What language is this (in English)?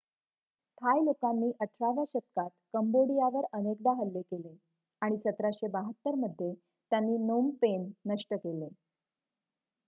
Marathi